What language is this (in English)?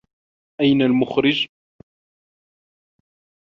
Arabic